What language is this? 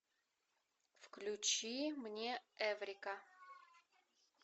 Russian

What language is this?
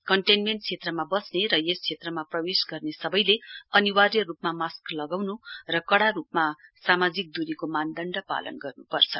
Nepali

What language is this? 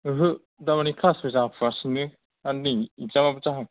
Bodo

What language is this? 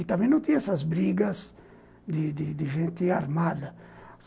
Portuguese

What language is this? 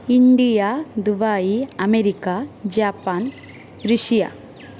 Sanskrit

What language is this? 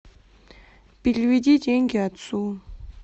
Russian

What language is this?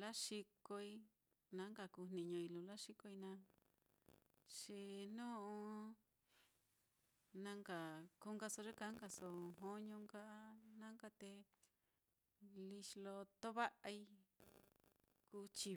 Mitlatongo Mixtec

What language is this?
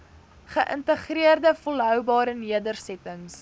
Afrikaans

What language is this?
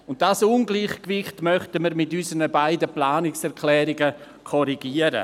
Swiss German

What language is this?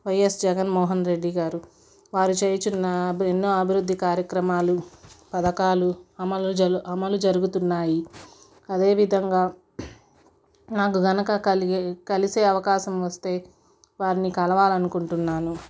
Telugu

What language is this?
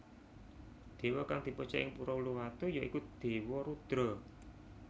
Javanese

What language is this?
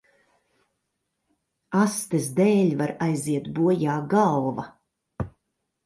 Latvian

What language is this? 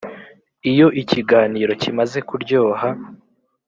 Kinyarwanda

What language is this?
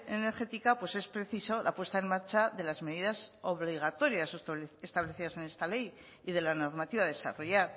Spanish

